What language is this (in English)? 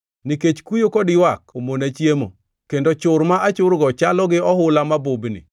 Luo (Kenya and Tanzania)